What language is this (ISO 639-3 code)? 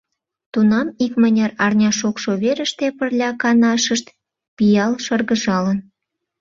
chm